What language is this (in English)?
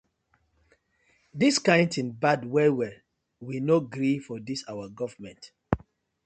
Nigerian Pidgin